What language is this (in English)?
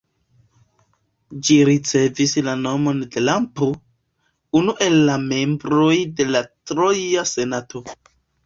Esperanto